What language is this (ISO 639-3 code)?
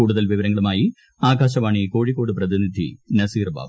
mal